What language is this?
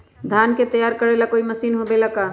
Magahi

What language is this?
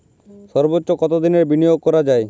Bangla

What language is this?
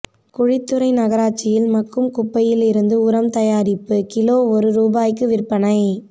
Tamil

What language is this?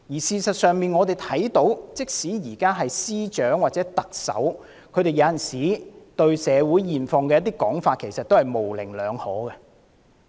Cantonese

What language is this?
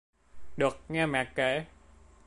Vietnamese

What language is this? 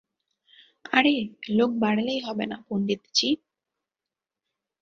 Bangla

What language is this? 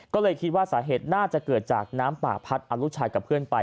Thai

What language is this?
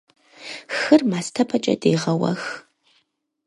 Kabardian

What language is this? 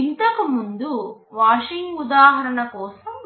Telugu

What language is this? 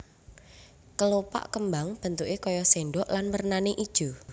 Javanese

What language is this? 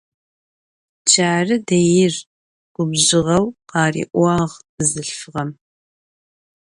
Adyghe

